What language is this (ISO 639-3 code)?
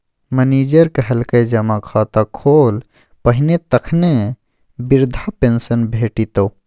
mai